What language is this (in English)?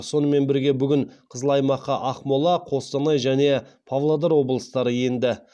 Kazakh